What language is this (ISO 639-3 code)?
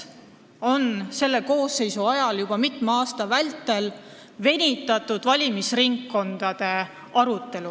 est